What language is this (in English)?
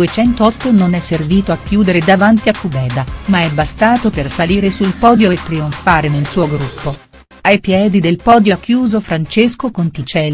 Italian